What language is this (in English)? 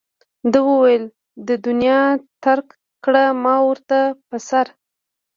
Pashto